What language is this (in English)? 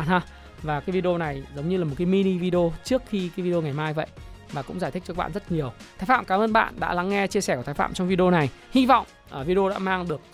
Vietnamese